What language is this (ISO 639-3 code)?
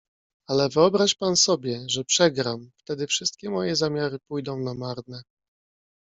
pol